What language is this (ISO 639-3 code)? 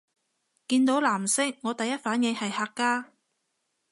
yue